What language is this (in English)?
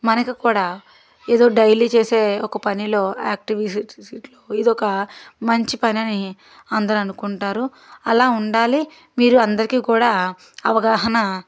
Telugu